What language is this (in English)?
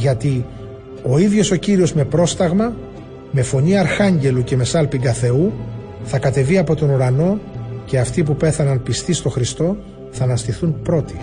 Greek